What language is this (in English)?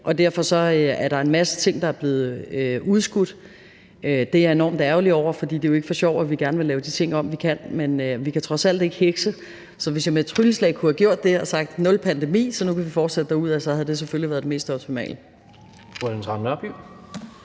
Danish